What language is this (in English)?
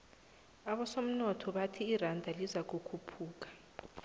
South Ndebele